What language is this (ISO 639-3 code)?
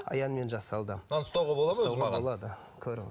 kaz